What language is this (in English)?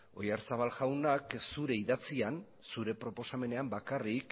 Basque